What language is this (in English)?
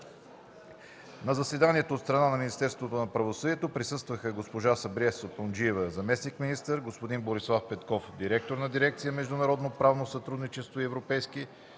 Bulgarian